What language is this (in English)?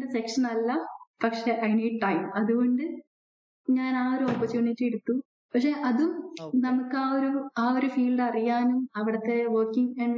Malayalam